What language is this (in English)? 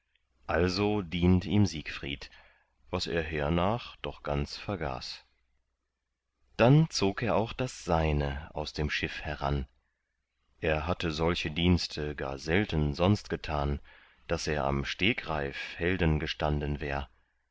German